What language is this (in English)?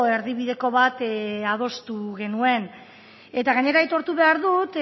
Basque